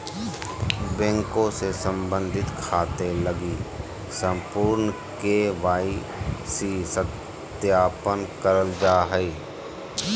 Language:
Magahi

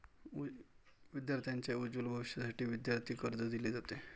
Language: Marathi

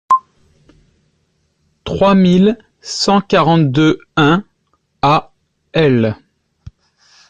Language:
French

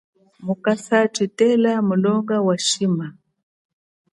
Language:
Chokwe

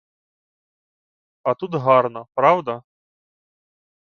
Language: Ukrainian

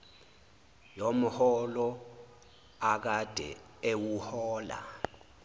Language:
Zulu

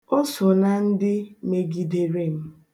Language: Igbo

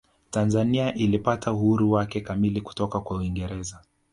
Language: Swahili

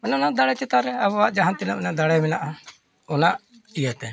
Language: Santali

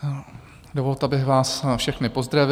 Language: Czech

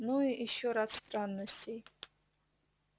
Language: Russian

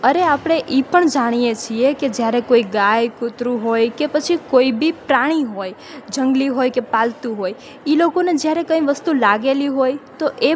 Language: Gujarati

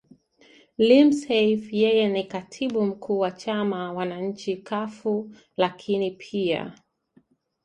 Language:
Swahili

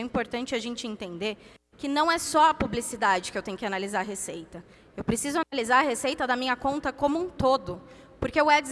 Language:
Portuguese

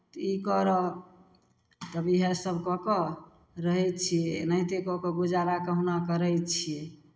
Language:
Maithili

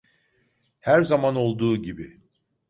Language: Turkish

